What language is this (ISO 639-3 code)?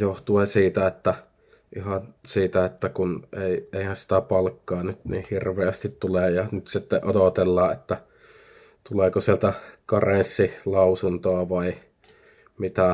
fin